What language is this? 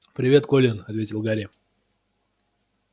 Russian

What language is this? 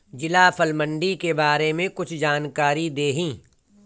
Bhojpuri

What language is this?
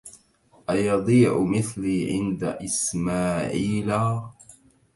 Arabic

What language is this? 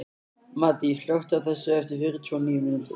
Icelandic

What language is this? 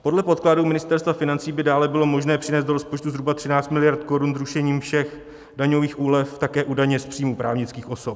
Czech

